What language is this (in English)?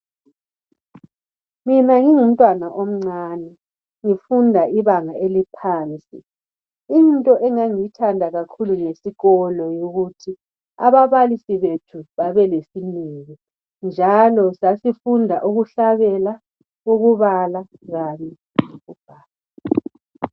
North Ndebele